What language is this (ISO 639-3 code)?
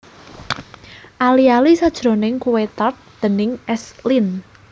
jav